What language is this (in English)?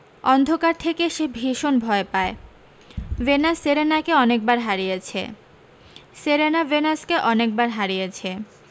Bangla